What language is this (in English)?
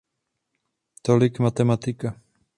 Czech